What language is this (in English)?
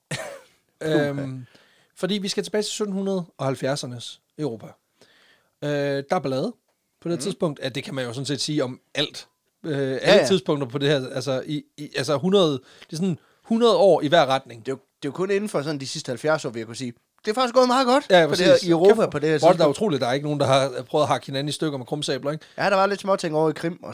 Danish